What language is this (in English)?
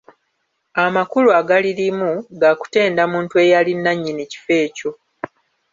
Ganda